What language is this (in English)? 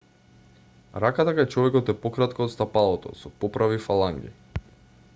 Macedonian